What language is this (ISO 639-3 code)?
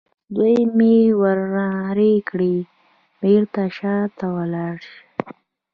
pus